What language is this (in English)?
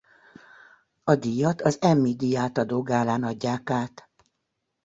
Hungarian